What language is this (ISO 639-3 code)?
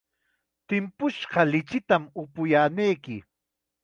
qxa